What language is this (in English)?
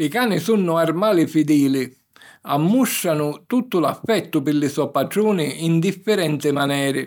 Sicilian